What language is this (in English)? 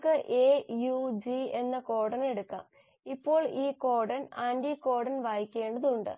Malayalam